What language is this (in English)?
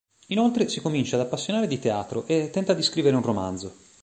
Italian